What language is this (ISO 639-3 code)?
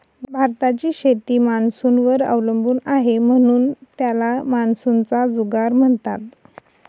mar